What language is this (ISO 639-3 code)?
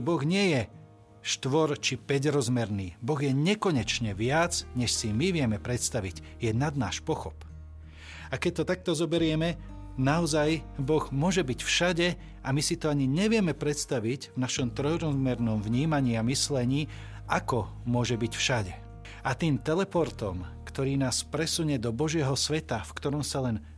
slk